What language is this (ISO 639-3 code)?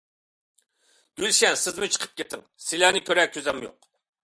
uig